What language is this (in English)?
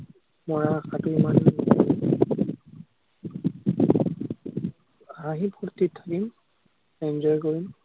Assamese